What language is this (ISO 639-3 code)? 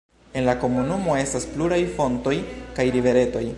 epo